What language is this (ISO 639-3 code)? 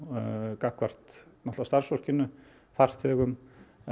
isl